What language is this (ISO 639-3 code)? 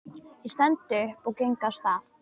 isl